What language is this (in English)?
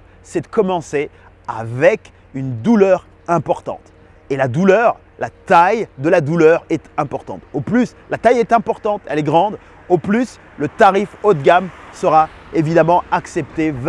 French